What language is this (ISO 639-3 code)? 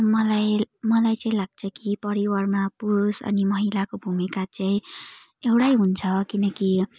nep